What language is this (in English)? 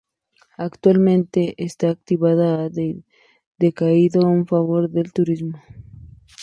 Spanish